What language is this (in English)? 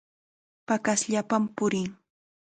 Chiquián Ancash Quechua